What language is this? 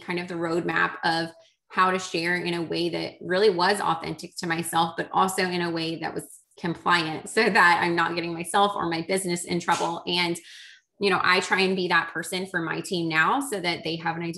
English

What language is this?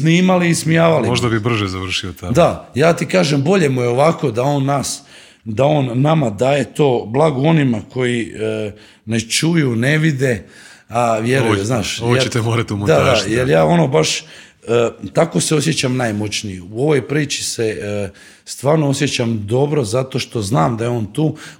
Croatian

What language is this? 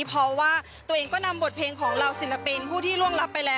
Thai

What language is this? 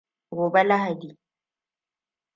Hausa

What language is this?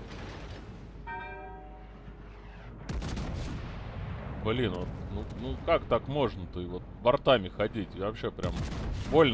Russian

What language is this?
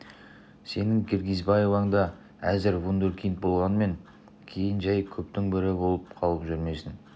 Kazakh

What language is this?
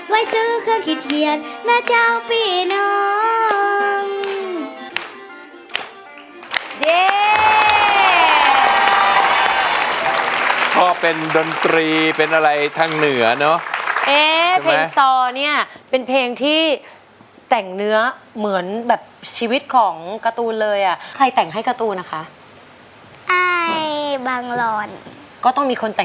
Thai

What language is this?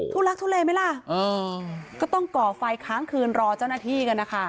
Thai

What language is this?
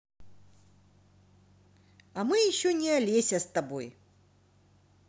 Russian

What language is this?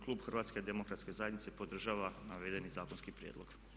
Croatian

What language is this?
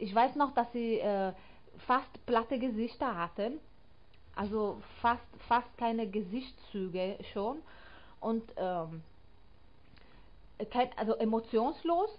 German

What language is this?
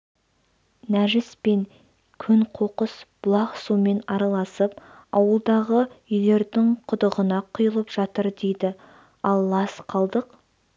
Kazakh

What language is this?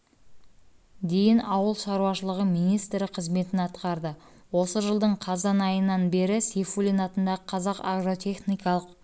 Kazakh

